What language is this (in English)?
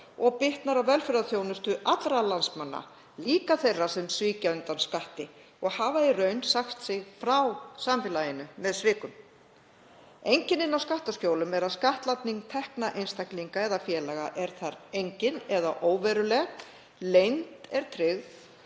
Icelandic